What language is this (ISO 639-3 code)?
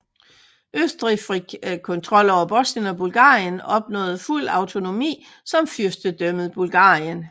dan